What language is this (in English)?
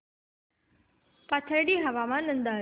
Marathi